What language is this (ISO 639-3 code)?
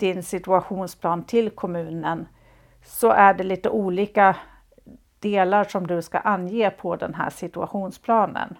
swe